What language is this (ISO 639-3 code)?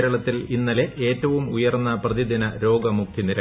mal